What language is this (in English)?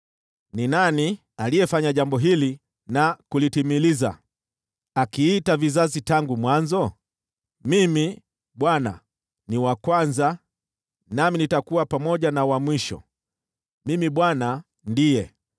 Swahili